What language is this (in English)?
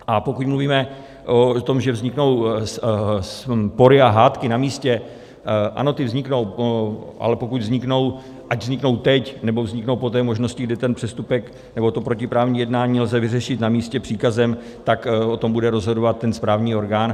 Czech